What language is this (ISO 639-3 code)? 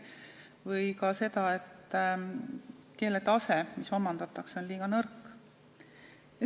est